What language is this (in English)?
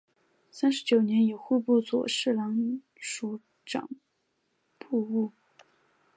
Chinese